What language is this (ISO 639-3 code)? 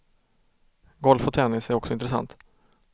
swe